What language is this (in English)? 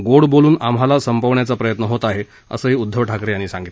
Marathi